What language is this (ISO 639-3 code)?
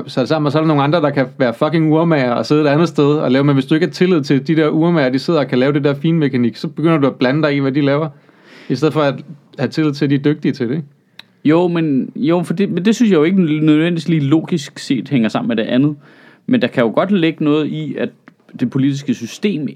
dan